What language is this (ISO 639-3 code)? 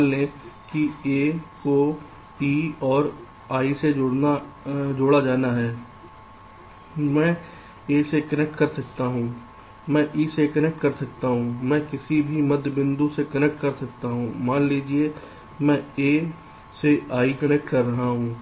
hin